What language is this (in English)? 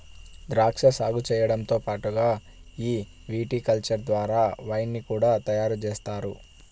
Telugu